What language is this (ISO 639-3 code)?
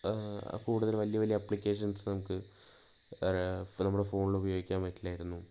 mal